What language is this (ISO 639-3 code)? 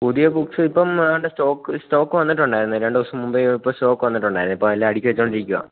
mal